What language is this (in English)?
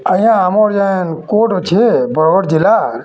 Odia